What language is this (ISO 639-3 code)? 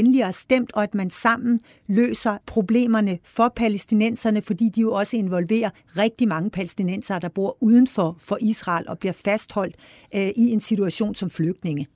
dan